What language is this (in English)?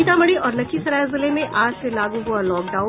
Hindi